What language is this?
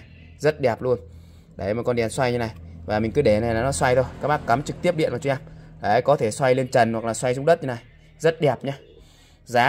Vietnamese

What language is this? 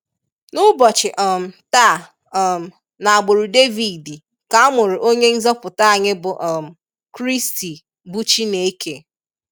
Igbo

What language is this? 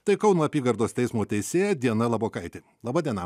Lithuanian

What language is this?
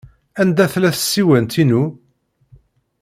Kabyle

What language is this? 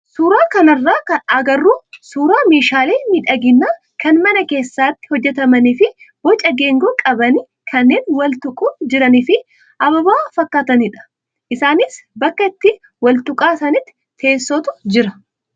Oromo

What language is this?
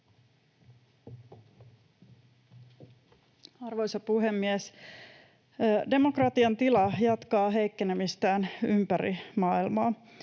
Finnish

